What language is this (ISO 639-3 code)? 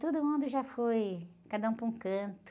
por